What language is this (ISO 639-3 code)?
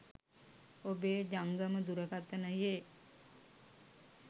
sin